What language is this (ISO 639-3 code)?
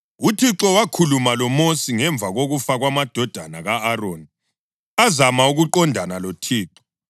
nde